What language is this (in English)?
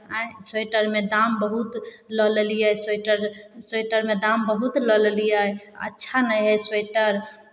Maithili